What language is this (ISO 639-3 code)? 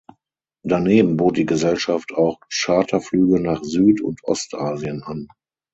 deu